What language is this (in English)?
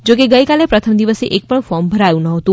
Gujarati